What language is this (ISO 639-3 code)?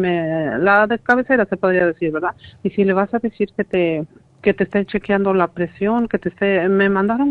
spa